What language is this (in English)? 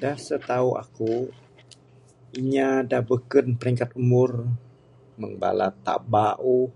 Bukar-Sadung Bidayuh